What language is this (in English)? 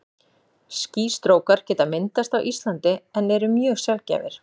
Icelandic